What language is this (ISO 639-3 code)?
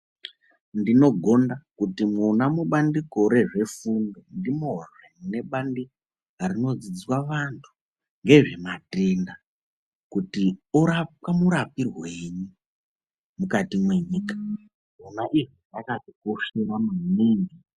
ndc